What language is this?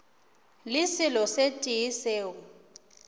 Northern Sotho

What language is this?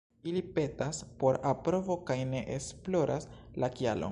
Esperanto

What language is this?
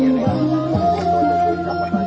Thai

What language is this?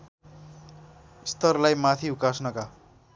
Nepali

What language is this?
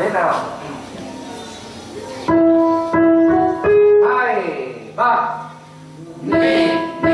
Vietnamese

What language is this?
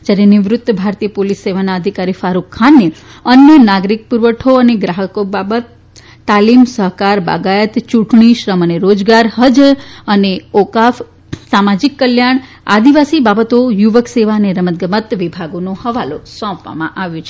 Gujarati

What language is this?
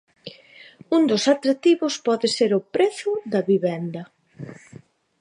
Galician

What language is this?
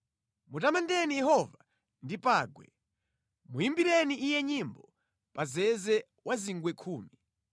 Nyanja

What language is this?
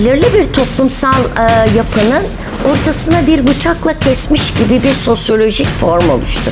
Turkish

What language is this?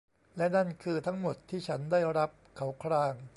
Thai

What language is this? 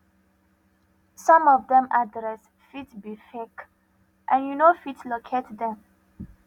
Nigerian Pidgin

